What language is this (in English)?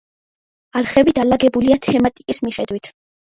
Georgian